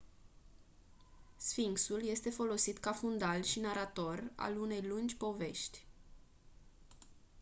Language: Romanian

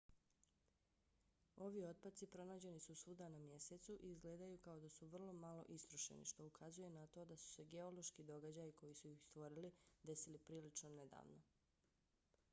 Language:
Bosnian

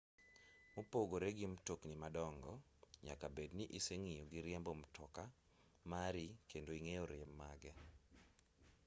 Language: Luo (Kenya and Tanzania)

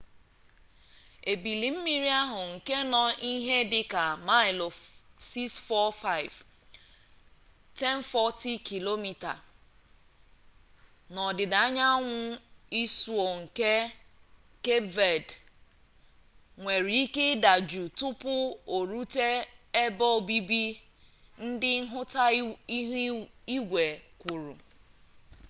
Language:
Igbo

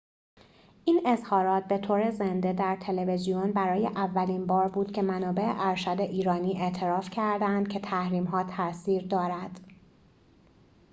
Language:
Persian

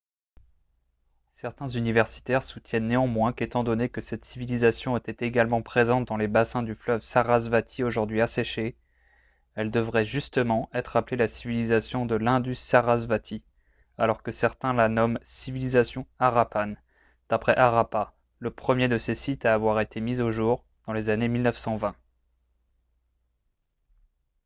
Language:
French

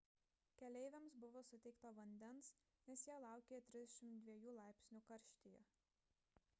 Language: Lithuanian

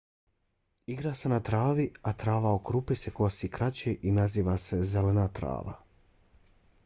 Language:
Bosnian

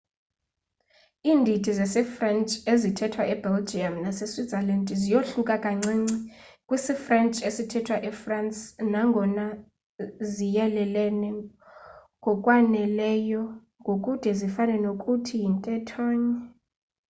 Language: Xhosa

